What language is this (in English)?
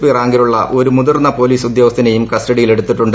Malayalam